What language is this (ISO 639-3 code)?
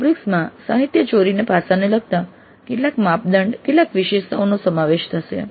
guj